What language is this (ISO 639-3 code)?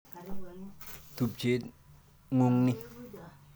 kln